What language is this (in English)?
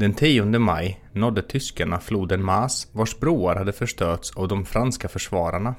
Swedish